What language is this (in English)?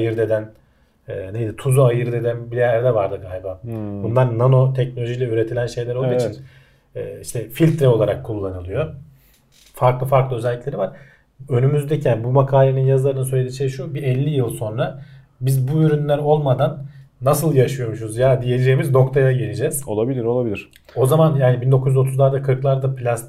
Turkish